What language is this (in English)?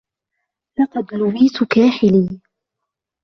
Arabic